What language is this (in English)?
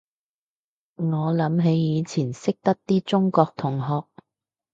Cantonese